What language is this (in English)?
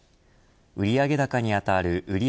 Japanese